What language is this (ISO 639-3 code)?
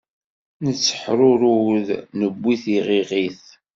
kab